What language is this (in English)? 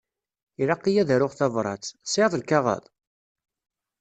Kabyle